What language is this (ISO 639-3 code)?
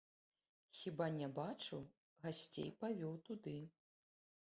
bel